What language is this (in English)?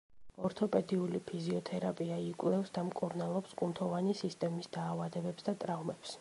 Georgian